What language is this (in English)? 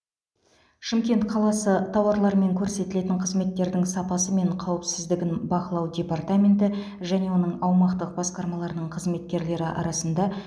Kazakh